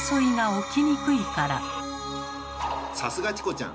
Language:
Japanese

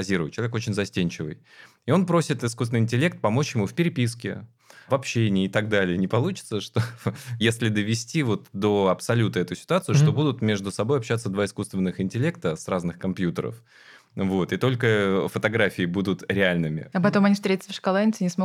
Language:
Russian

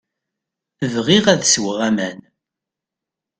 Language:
Kabyle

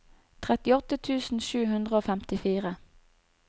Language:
Norwegian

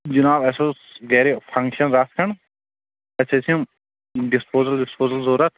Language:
Kashmiri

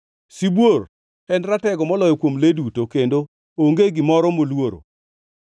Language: Luo (Kenya and Tanzania)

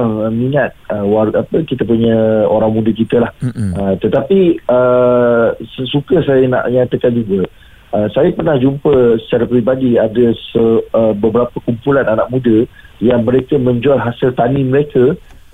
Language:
Malay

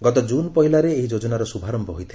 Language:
Odia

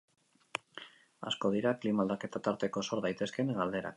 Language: Basque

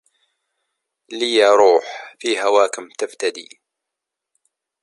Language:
Arabic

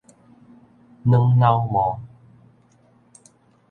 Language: Min Nan Chinese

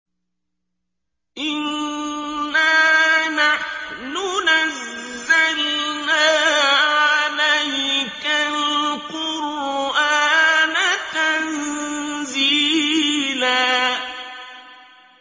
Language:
Arabic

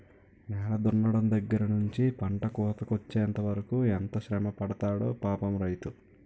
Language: Telugu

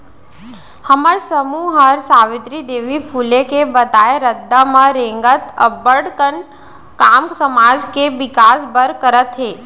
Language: Chhattisgarhi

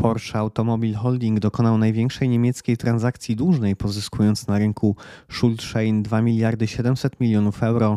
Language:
Polish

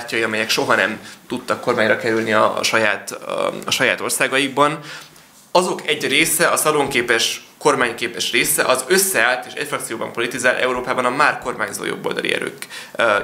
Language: Hungarian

